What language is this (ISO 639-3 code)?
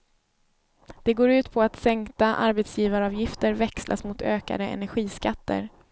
swe